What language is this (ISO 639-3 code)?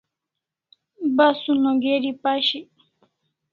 kls